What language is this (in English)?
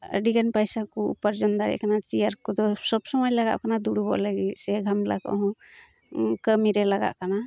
Santali